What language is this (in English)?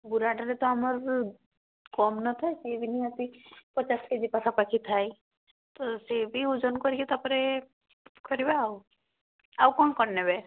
Odia